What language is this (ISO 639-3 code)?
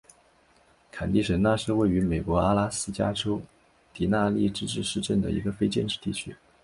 zho